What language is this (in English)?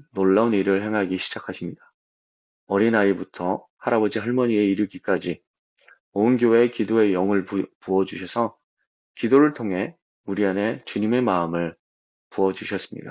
Korean